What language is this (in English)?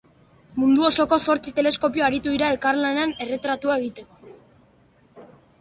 Basque